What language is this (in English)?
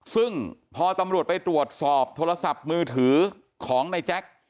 Thai